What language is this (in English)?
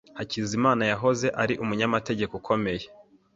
Kinyarwanda